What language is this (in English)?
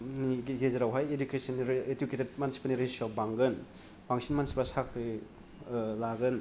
Bodo